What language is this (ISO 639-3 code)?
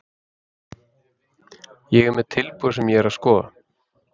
isl